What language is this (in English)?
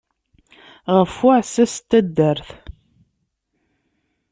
Kabyle